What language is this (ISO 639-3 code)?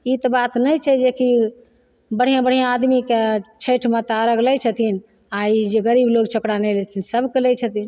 mai